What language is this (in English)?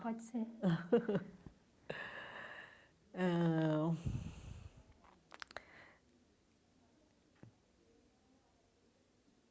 Portuguese